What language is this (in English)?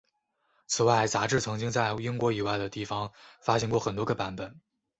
Chinese